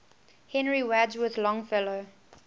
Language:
English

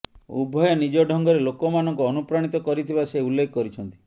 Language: Odia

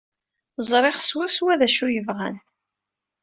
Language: Kabyle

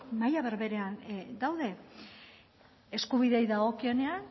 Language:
Basque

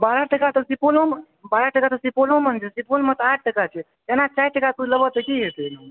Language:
Maithili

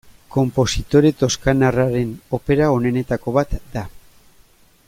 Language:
Basque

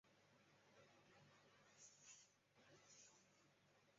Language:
Chinese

